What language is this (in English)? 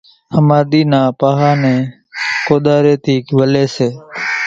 Kachi Koli